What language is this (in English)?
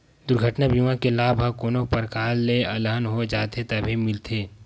Chhattisgarhi